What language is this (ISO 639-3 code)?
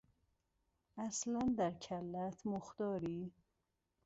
fas